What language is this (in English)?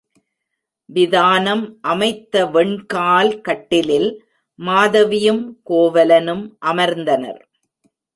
Tamil